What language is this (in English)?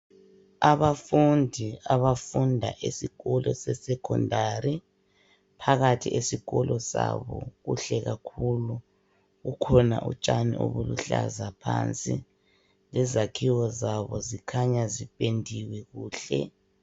North Ndebele